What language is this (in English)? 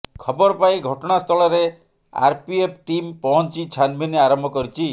Odia